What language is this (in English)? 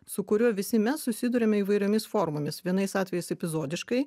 Lithuanian